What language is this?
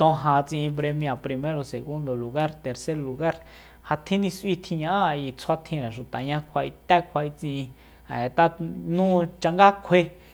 Soyaltepec Mazatec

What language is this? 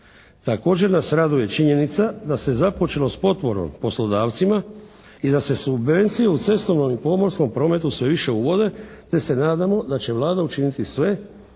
Croatian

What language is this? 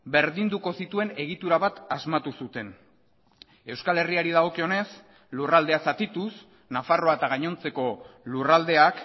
Basque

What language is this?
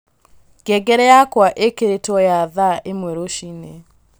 Kikuyu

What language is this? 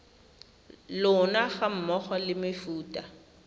Tswana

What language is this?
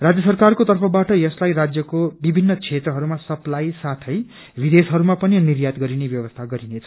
Nepali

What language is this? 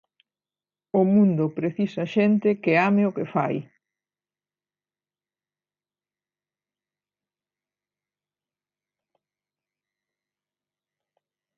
Galician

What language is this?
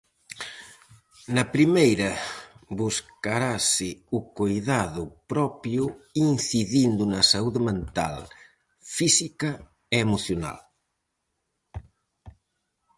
Galician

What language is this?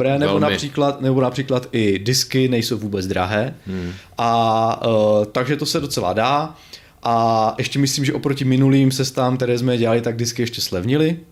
Czech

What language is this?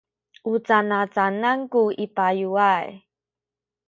Sakizaya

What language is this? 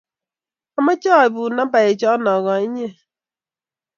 Kalenjin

